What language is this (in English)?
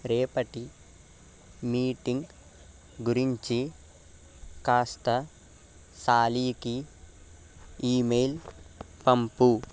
Telugu